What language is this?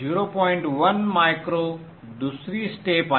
Marathi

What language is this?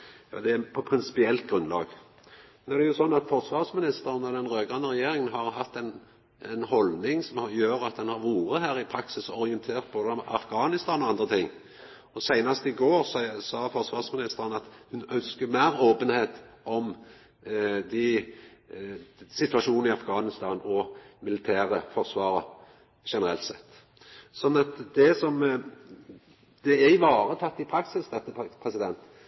Norwegian Nynorsk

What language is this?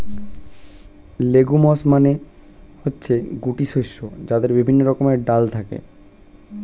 Bangla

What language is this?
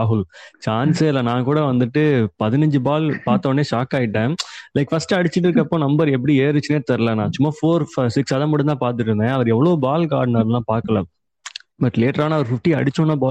Tamil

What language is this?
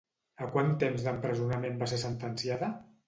Catalan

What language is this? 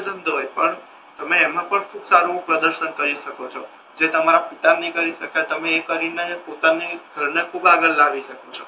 Gujarati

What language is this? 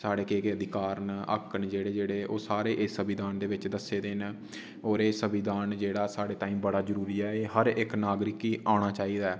Dogri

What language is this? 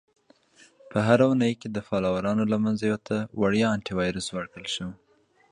Pashto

